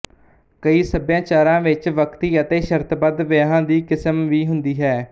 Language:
Punjabi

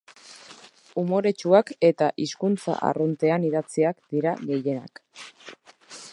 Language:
Basque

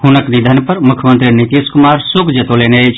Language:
Maithili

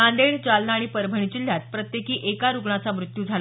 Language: Marathi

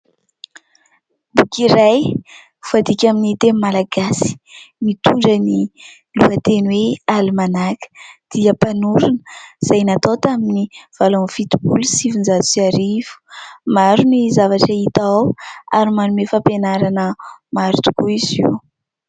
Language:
Malagasy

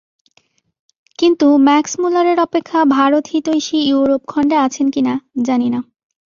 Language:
Bangla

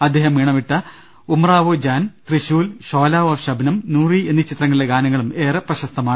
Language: Malayalam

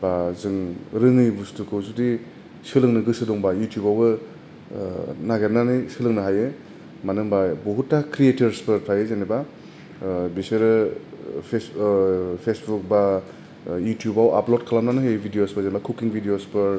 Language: Bodo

